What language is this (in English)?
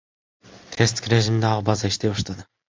Kyrgyz